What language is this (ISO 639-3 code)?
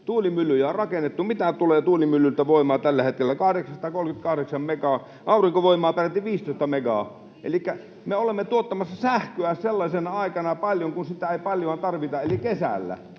fin